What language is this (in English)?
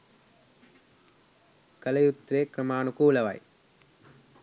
Sinhala